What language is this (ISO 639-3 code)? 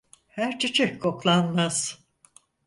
tur